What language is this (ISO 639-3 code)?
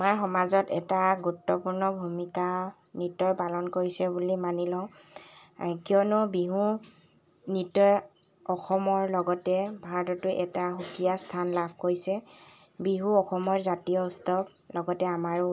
asm